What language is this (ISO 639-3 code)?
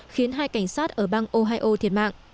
vie